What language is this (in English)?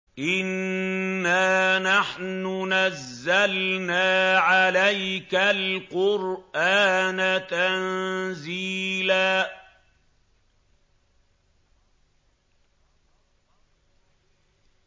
Arabic